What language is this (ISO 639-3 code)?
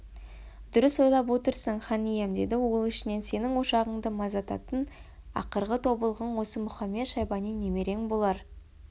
kaz